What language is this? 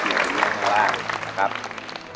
Thai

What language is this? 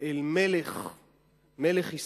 Hebrew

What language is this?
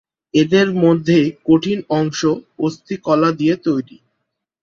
Bangla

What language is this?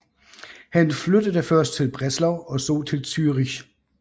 Danish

